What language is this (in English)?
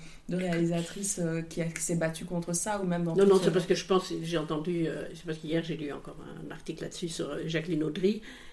French